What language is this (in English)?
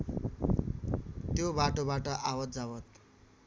Nepali